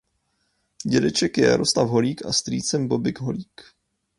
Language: Czech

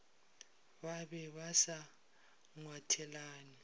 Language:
Northern Sotho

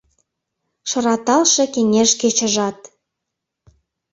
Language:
Mari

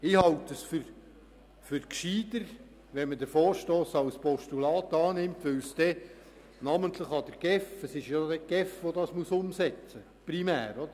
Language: Swiss German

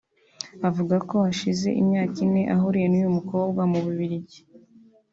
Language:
Kinyarwanda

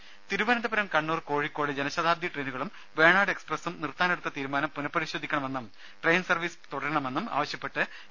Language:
Malayalam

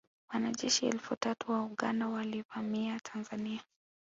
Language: Swahili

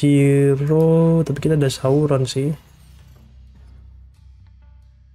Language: Indonesian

